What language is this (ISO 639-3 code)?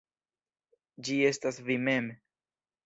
epo